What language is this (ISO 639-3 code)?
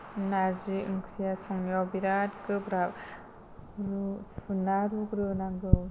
brx